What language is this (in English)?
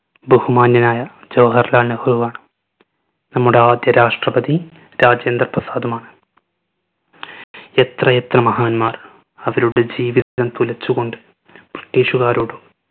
Malayalam